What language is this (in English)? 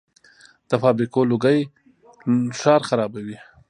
Pashto